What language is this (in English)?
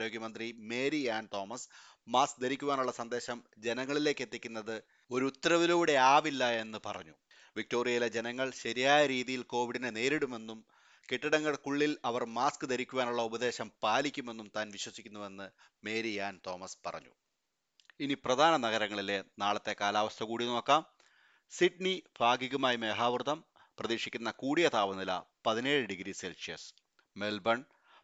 Malayalam